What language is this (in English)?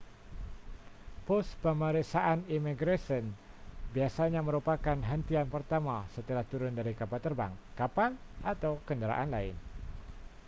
Malay